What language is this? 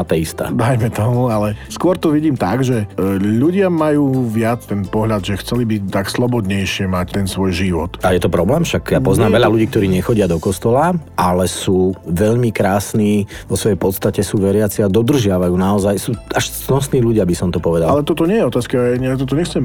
Slovak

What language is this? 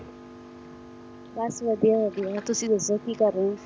Punjabi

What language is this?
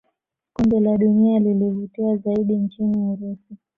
Swahili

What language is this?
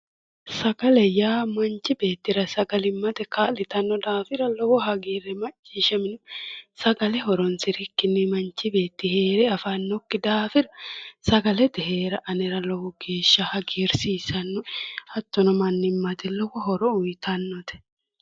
Sidamo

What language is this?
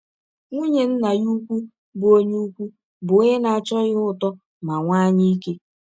Igbo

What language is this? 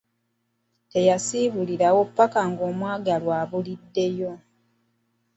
Ganda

